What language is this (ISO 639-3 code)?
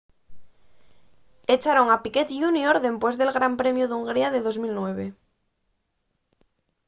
ast